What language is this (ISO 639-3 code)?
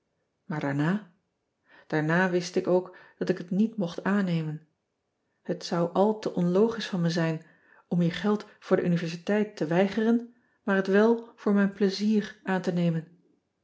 nld